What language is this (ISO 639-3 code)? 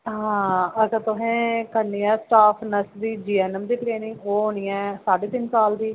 doi